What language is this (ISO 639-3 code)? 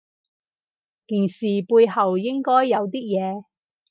yue